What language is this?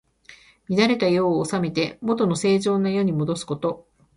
Japanese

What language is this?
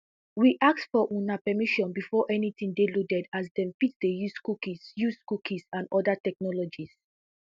Nigerian Pidgin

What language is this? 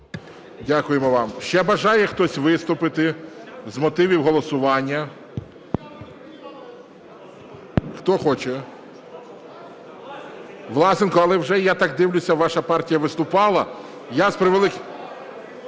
Ukrainian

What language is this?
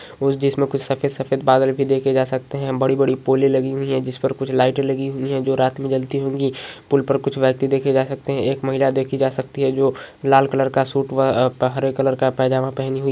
Magahi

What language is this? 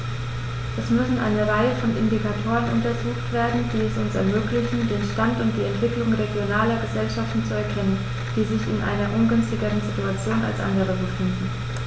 German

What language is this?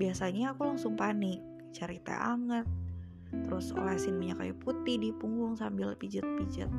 Indonesian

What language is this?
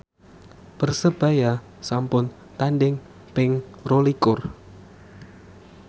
Javanese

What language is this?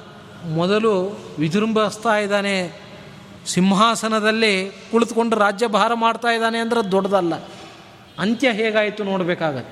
Kannada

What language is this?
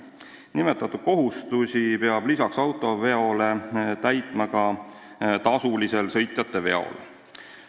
Estonian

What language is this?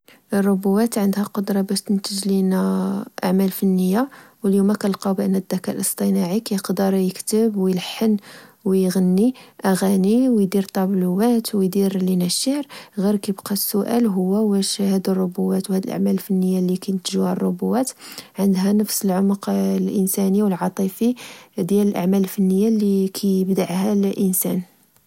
Moroccan Arabic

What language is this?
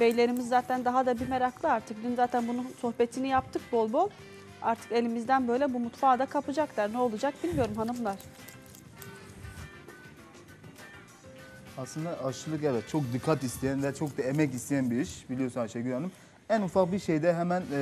Turkish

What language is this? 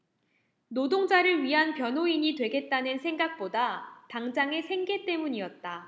Korean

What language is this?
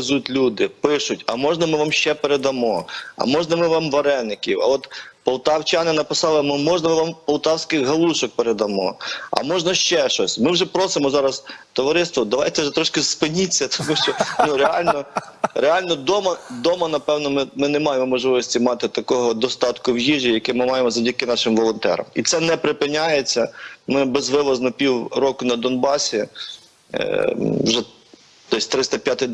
Ukrainian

